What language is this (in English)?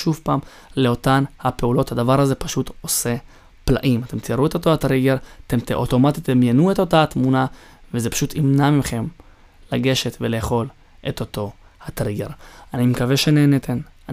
Hebrew